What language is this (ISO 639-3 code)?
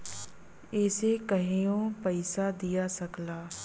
bho